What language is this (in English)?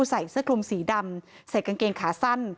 Thai